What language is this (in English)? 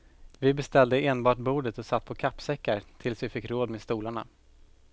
Swedish